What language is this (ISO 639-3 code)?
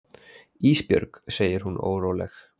isl